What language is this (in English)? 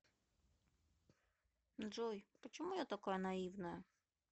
Russian